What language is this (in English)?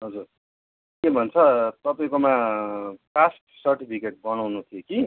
Nepali